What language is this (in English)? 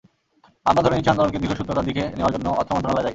Bangla